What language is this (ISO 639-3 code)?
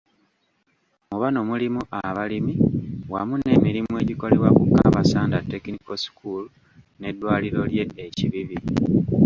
lug